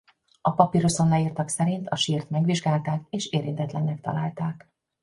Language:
Hungarian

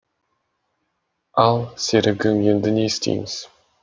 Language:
Kazakh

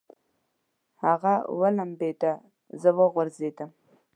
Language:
Pashto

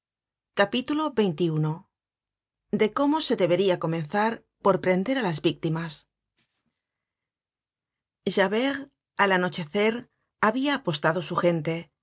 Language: Spanish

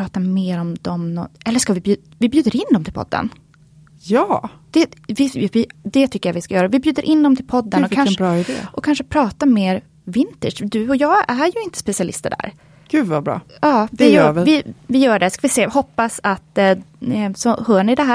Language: Swedish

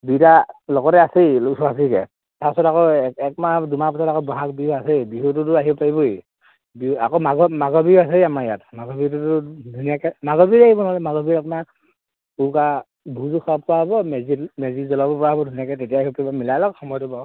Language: Assamese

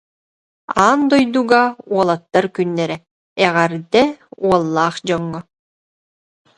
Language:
Yakut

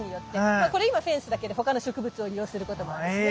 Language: Japanese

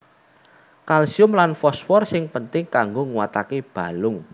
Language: Javanese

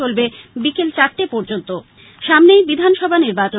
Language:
Bangla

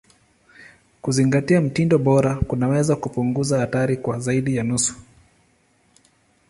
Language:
Swahili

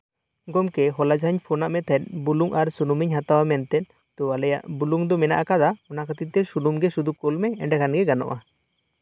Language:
Santali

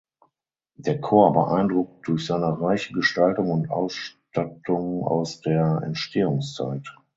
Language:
German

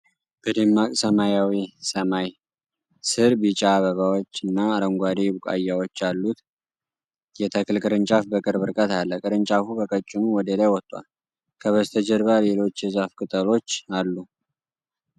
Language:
Amharic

